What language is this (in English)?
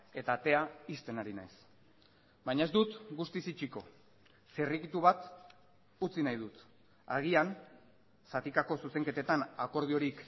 Basque